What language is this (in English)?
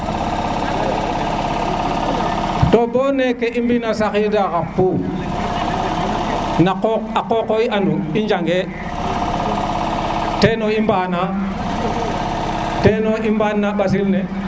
Serer